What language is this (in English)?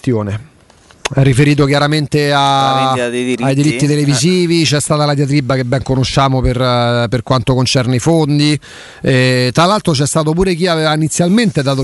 Italian